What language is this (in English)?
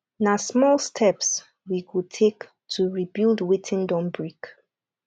Nigerian Pidgin